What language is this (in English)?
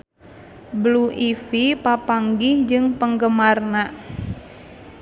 Sundanese